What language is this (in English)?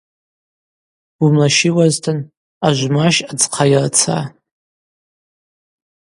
Abaza